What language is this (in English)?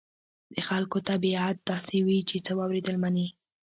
Pashto